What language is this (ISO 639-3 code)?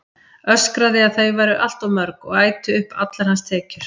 isl